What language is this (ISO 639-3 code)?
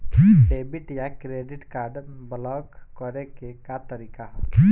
bho